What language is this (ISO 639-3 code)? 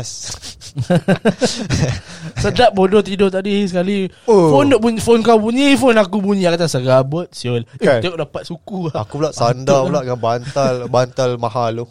msa